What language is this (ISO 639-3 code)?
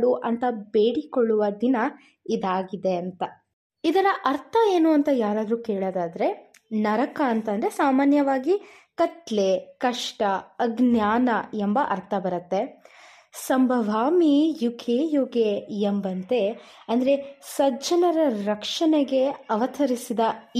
kan